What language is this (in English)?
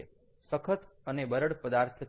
Gujarati